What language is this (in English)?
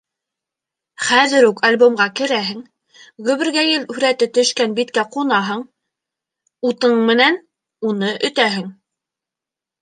Bashkir